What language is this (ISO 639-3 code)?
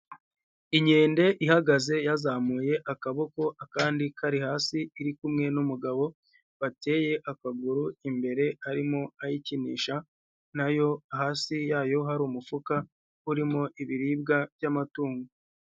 kin